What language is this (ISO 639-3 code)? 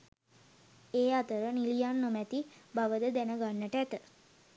sin